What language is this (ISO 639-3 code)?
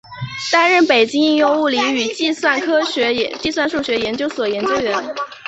zho